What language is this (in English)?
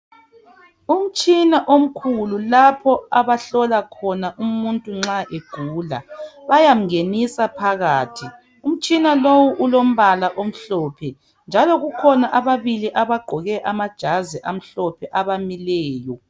North Ndebele